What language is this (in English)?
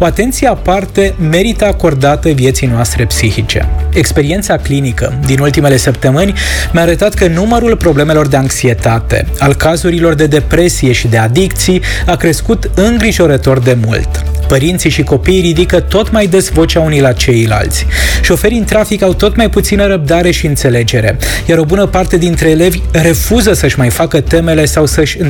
Romanian